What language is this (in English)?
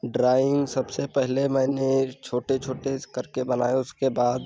Hindi